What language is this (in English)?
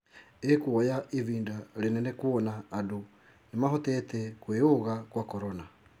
Kikuyu